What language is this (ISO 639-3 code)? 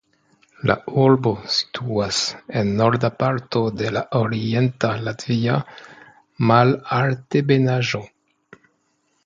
epo